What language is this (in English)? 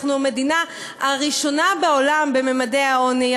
Hebrew